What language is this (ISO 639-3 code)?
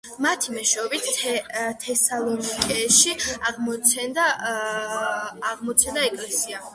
kat